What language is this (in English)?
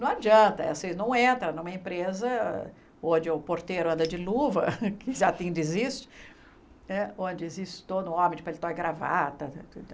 Portuguese